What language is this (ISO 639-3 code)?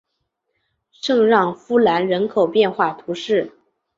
zho